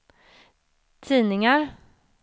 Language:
Swedish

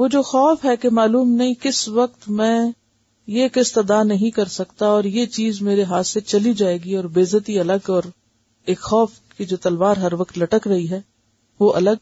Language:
Urdu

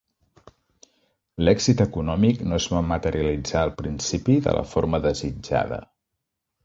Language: Catalan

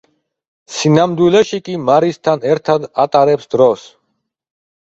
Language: Georgian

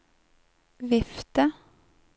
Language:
Norwegian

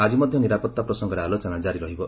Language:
Odia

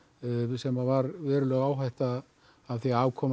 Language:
Icelandic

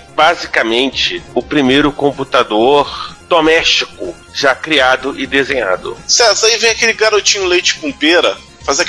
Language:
Portuguese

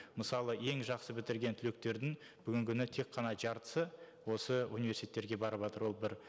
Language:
Kazakh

